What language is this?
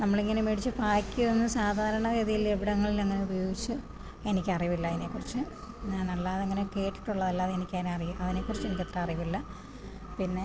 Malayalam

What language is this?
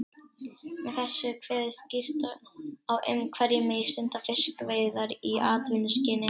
Icelandic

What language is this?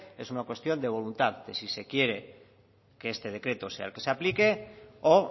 Spanish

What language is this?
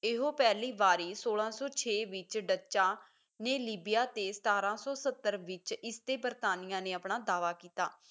Punjabi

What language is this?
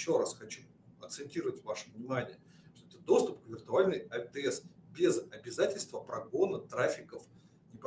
Russian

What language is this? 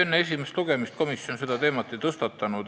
Estonian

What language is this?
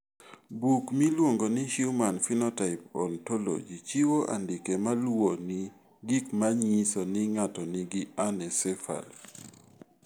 Luo (Kenya and Tanzania)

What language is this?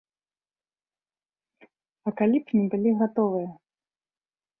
Belarusian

